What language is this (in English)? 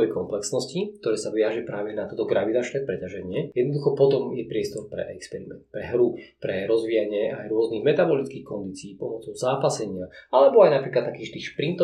Slovak